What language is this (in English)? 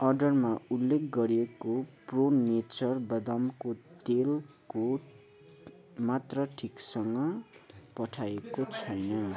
Nepali